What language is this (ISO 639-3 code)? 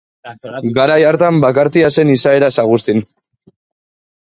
eus